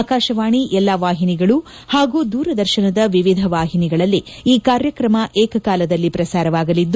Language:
Kannada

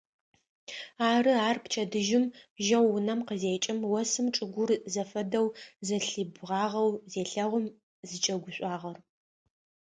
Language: Adyghe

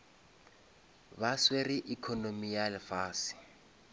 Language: Northern Sotho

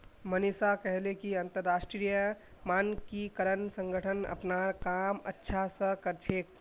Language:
Magahi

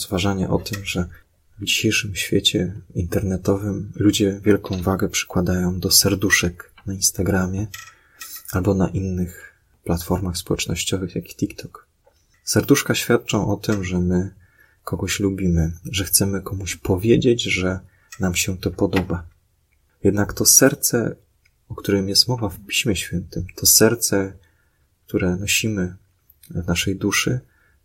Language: Polish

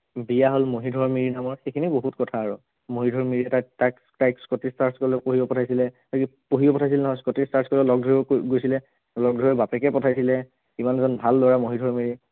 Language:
Assamese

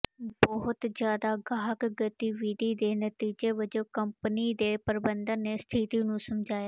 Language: Punjabi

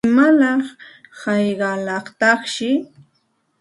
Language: Santa Ana de Tusi Pasco Quechua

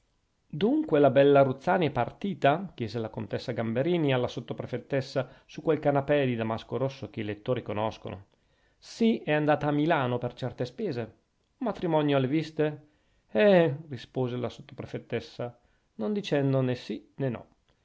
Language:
Italian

